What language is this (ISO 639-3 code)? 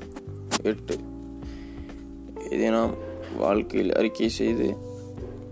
tam